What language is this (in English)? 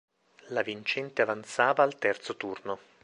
Italian